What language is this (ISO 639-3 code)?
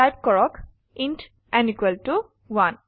asm